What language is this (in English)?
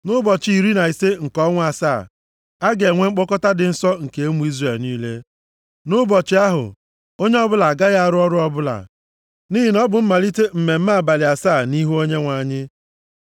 Igbo